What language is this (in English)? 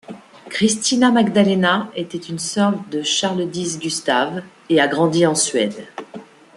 French